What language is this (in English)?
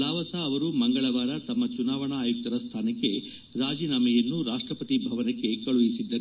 Kannada